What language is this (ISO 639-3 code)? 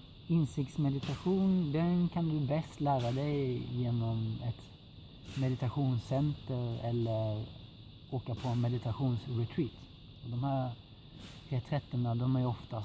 swe